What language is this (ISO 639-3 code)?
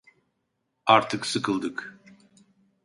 tur